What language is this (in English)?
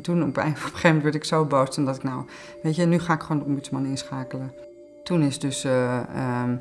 Dutch